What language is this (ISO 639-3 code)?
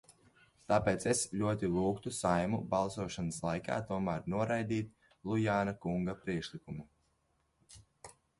lav